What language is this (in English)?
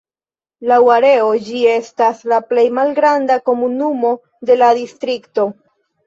Esperanto